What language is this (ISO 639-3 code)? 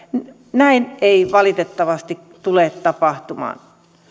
fin